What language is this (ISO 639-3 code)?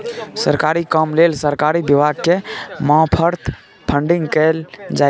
mai